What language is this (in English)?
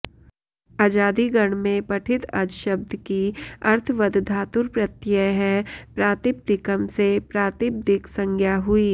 Sanskrit